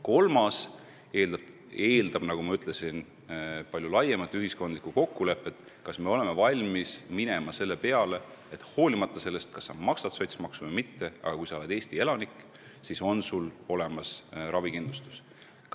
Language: Estonian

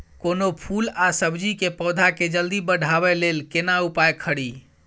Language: Maithili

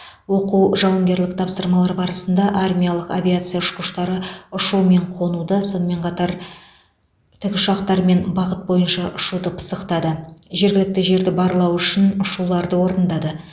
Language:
Kazakh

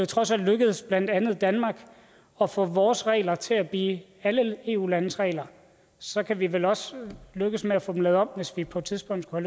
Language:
Danish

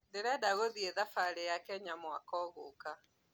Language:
Kikuyu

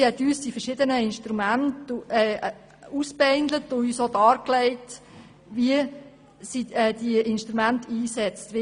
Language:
Swiss German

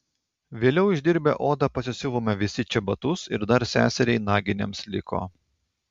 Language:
Lithuanian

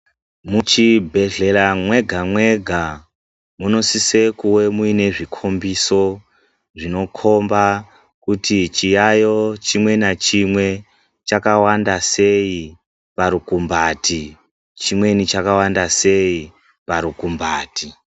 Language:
Ndau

